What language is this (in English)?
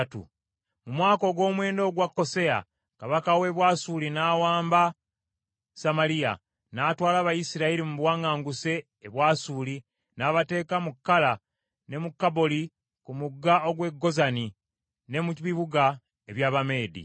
Ganda